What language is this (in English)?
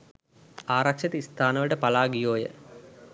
Sinhala